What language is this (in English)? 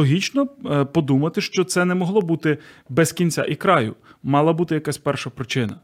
Ukrainian